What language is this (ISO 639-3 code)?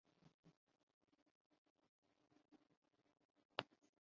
urd